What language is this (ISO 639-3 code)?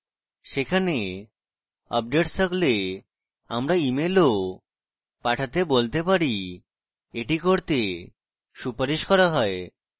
ben